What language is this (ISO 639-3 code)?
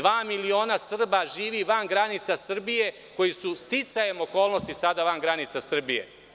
srp